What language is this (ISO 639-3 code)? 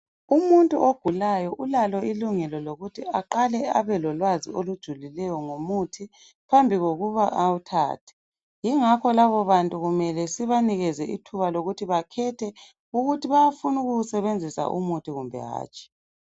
nde